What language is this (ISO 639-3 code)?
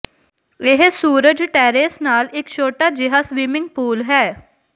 pan